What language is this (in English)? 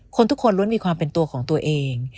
Thai